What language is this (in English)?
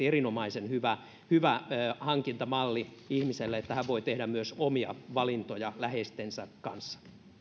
Finnish